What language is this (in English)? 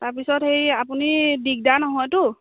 Assamese